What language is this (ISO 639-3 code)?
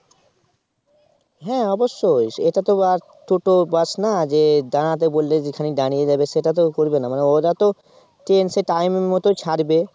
ben